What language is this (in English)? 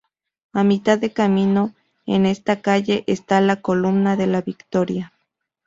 Spanish